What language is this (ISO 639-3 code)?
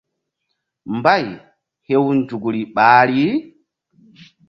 mdd